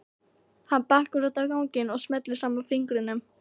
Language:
Icelandic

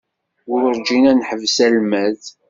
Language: Kabyle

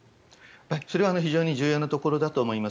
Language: Japanese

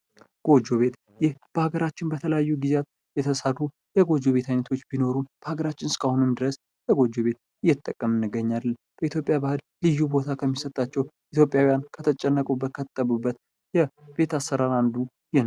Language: Amharic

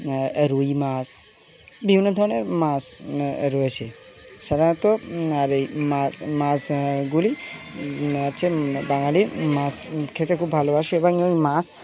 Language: Bangla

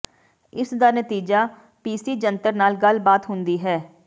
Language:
Punjabi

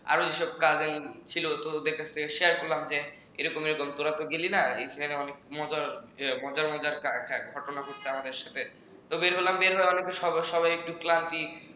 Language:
Bangla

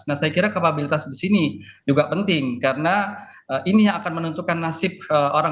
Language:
Indonesian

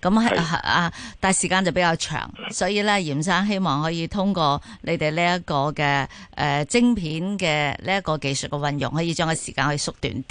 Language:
Chinese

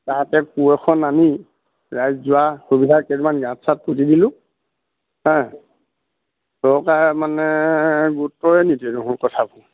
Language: Assamese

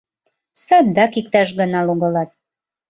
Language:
Mari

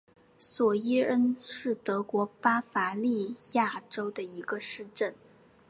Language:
Chinese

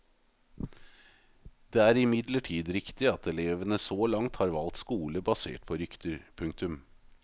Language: Norwegian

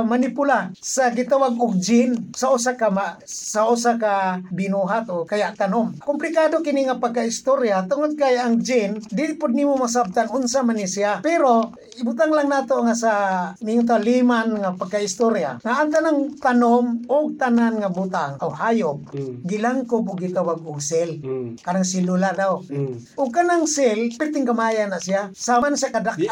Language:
Filipino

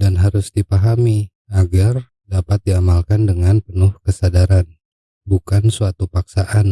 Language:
Indonesian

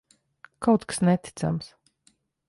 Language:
Latvian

